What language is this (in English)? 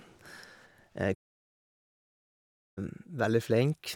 Norwegian